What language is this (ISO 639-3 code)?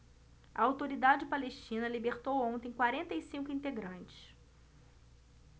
por